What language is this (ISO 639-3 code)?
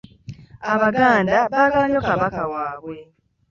lug